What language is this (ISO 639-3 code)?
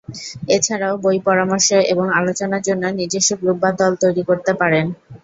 ben